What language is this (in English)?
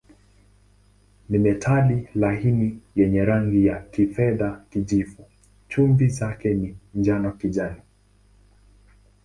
Swahili